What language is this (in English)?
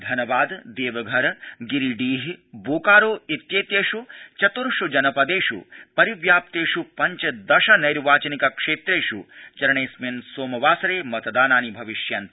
Sanskrit